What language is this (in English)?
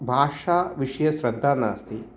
Sanskrit